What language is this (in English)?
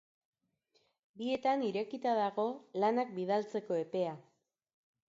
Basque